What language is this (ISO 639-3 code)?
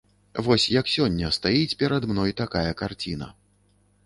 bel